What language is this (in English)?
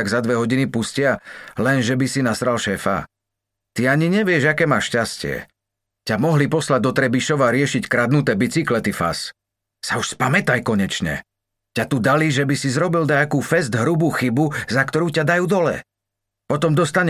Slovak